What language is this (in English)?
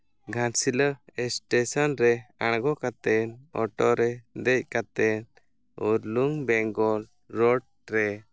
Santali